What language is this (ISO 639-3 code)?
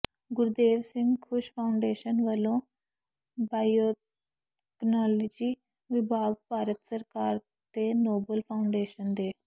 pan